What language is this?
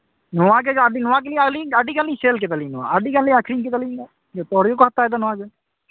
Santali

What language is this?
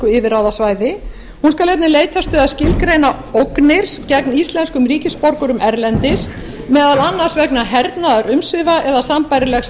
Icelandic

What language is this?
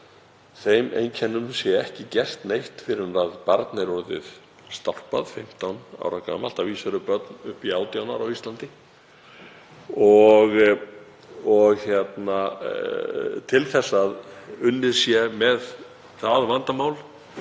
Icelandic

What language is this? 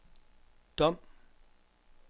Danish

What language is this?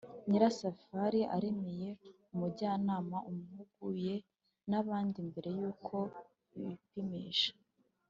Kinyarwanda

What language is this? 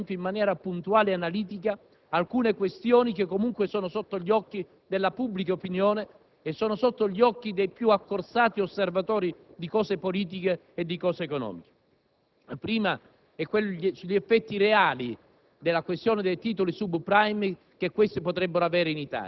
Italian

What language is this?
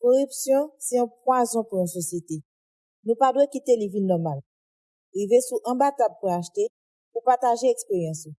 Haitian Creole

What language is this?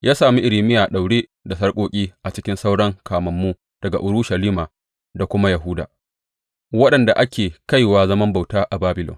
Hausa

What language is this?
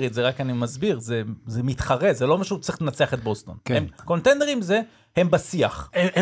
Hebrew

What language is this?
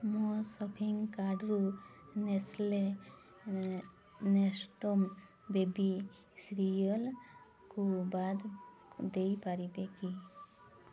Odia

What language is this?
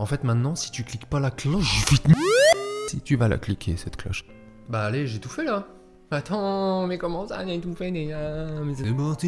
French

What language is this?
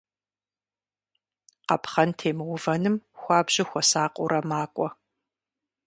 Kabardian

